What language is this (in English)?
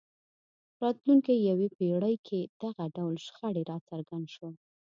Pashto